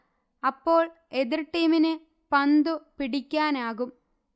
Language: Malayalam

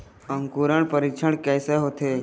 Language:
Chhattisgarhi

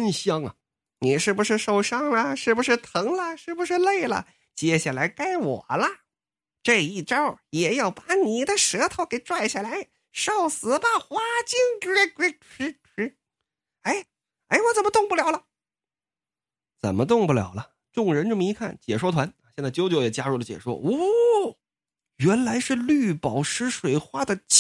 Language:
Chinese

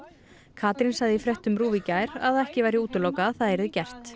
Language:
Icelandic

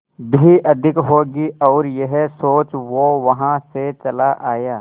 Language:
Hindi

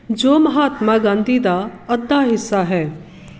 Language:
Punjabi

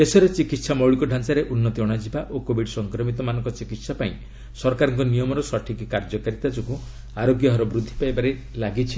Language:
Odia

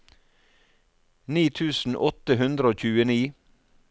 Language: Norwegian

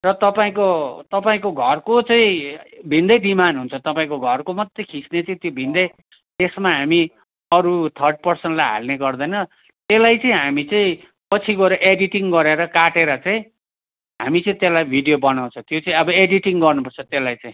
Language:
Nepali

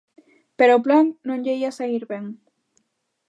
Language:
Galician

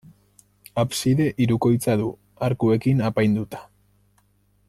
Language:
Basque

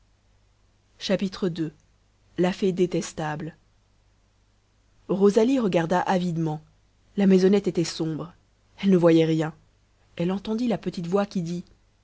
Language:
French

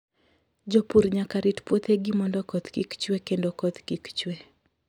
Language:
Luo (Kenya and Tanzania)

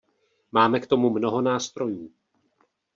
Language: Czech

